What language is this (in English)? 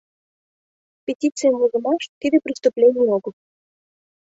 Mari